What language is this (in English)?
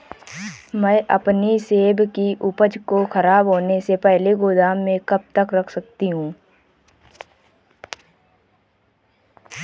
Hindi